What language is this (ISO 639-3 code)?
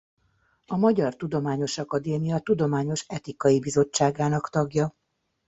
hun